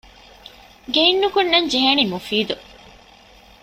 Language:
Divehi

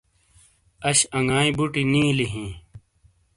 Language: Shina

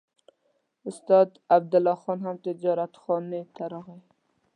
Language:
Pashto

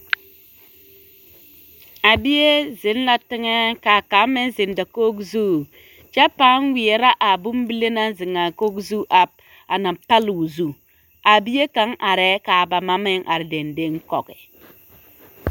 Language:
Southern Dagaare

